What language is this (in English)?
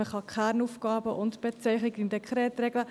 Swiss German